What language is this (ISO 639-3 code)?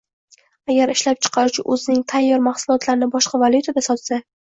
uzb